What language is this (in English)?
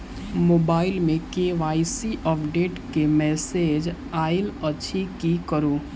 Maithili